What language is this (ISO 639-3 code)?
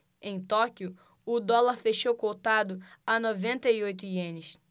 por